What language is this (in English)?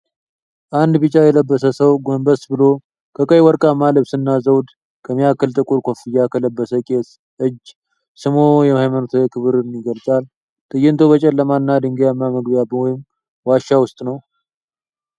Amharic